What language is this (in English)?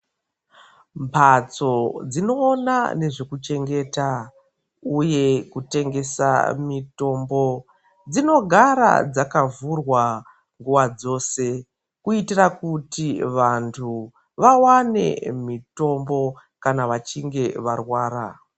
Ndau